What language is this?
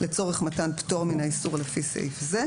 Hebrew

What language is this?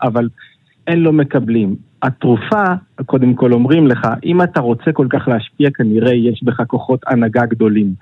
Hebrew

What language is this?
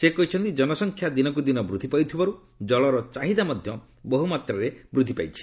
Odia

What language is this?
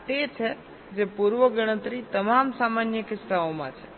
Gujarati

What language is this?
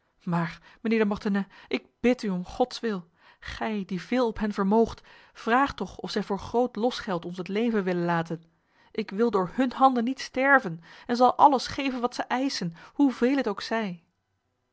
Dutch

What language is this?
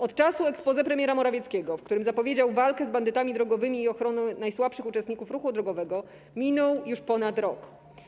Polish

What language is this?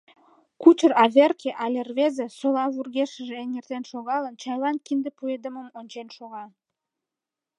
Mari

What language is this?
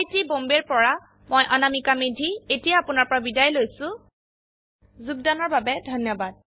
Assamese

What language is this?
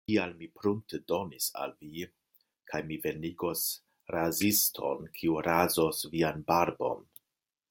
Esperanto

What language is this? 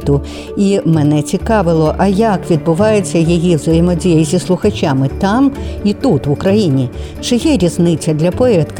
Ukrainian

